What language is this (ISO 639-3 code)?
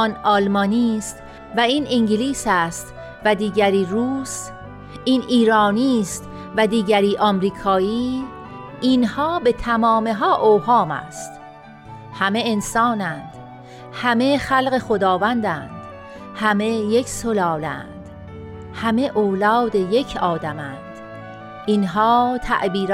fas